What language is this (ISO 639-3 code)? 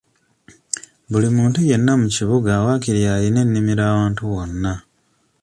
lug